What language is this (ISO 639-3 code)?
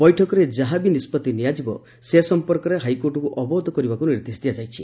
ori